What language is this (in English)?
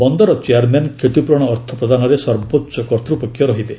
Odia